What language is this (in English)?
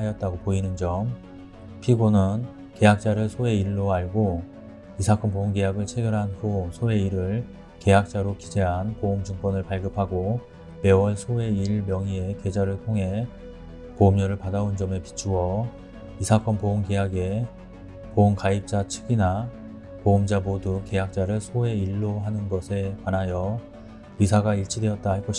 Korean